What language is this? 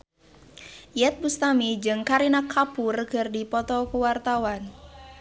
Sundanese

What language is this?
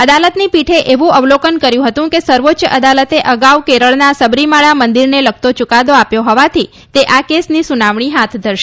Gujarati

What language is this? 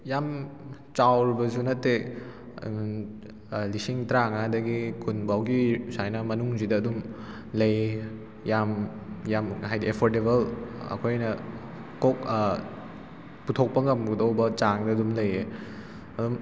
Manipuri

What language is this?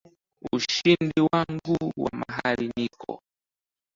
Swahili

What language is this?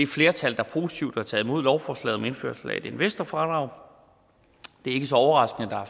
Danish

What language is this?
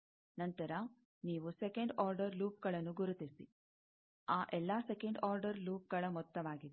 Kannada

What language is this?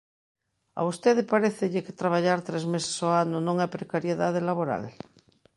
Galician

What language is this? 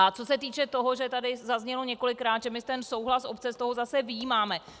Czech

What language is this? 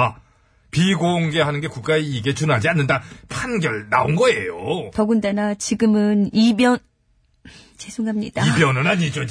Korean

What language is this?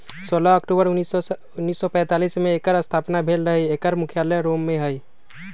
Magahi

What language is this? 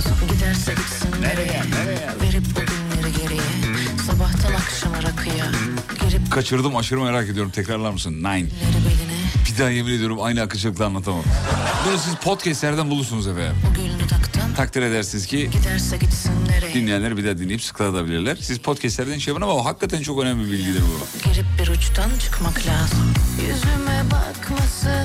Turkish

